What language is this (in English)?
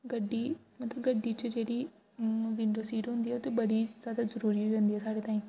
Dogri